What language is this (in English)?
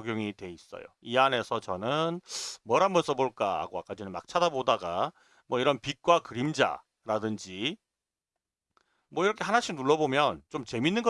Korean